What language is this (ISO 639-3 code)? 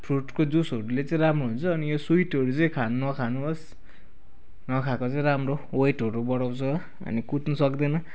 nep